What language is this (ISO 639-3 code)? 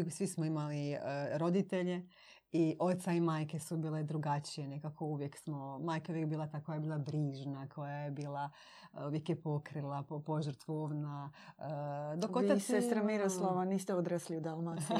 hrv